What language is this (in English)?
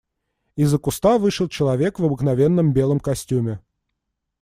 Russian